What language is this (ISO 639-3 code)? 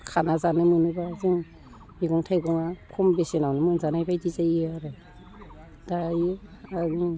brx